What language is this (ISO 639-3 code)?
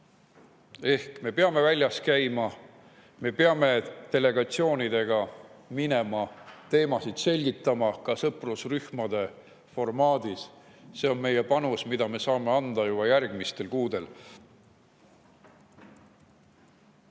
est